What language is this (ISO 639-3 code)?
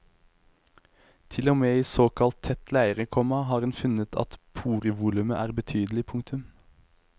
nor